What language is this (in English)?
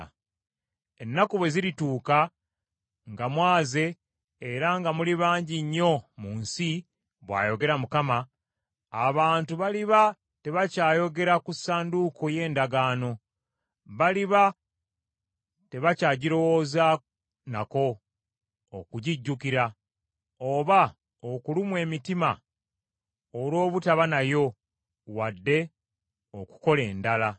Ganda